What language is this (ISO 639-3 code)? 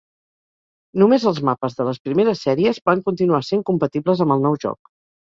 cat